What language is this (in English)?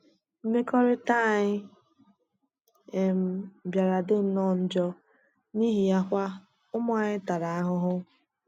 Igbo